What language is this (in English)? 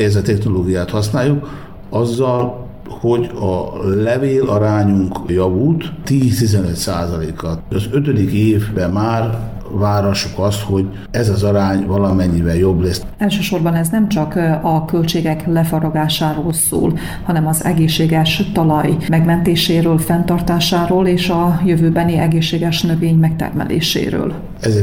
Hungarian